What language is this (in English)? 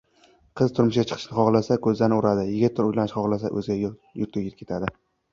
Uzbek